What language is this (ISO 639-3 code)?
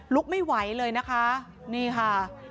tha